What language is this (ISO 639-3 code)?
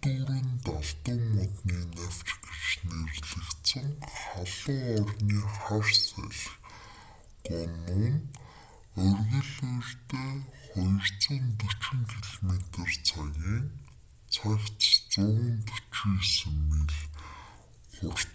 mon